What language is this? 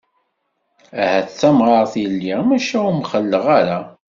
Kabyle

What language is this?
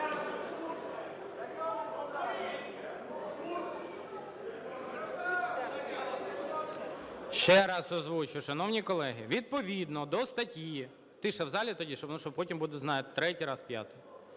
Ukrainian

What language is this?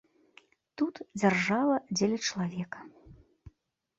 Belarusian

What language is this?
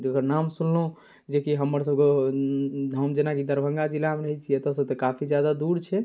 Maithili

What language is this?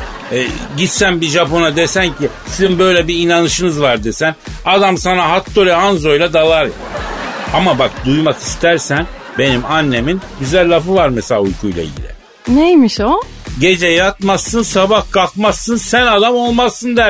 Turkish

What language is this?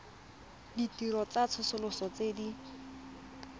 Tswana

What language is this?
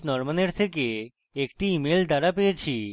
Bangla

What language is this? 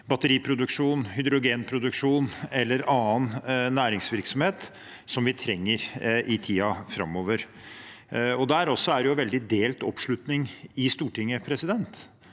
Norwegian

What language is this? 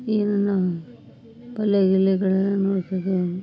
Kannada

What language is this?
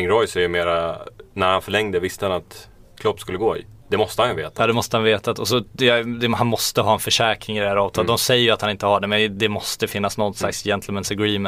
Swedish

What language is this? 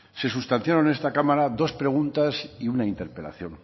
Spanish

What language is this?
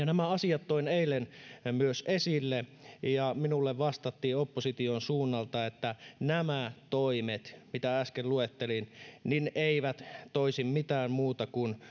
Finnish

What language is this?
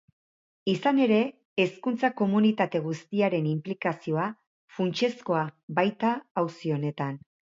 Basque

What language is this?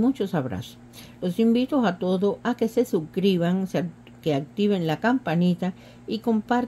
Spanish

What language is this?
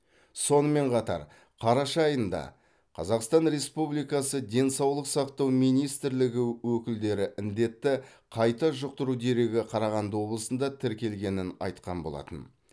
Kazakh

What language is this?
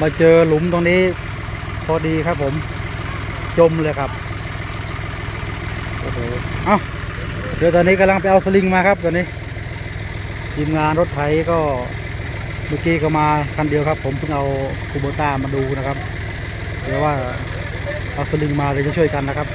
Thai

